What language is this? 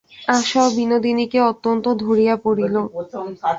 Bangla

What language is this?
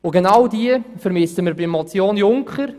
Swiss German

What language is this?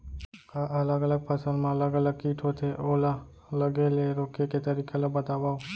Chhattisgarhi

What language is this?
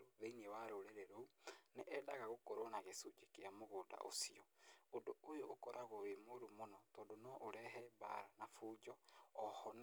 Kikuyu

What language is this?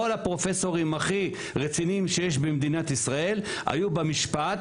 Hebrew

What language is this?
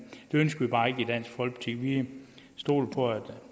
Danish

